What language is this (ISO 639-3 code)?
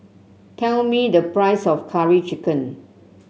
eng